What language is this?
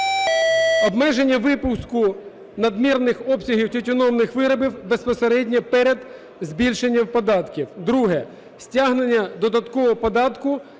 Ukrainian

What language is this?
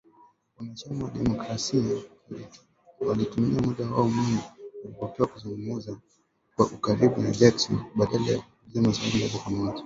Swahili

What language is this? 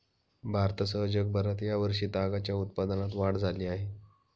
Marathi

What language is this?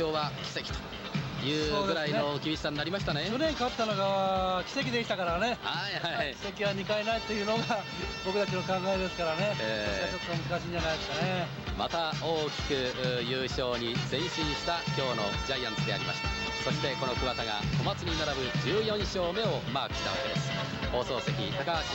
Japanese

